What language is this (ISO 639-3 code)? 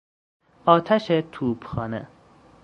fas